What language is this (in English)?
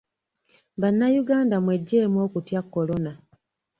Ganda